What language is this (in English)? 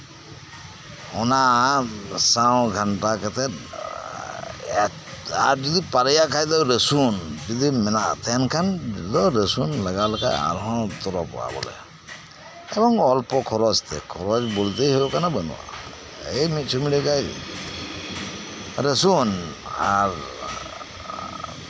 Santali